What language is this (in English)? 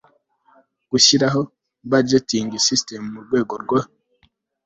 Kinyarwanda